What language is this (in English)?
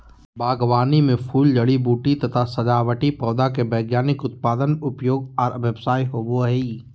Magahi